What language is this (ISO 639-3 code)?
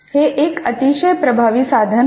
mar